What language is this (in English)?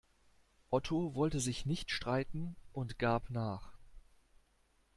German